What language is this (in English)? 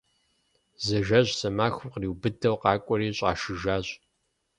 Kabardian